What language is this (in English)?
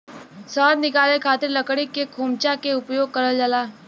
Bhojpuri